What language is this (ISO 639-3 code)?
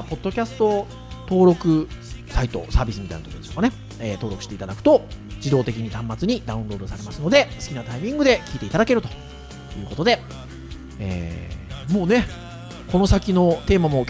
jpn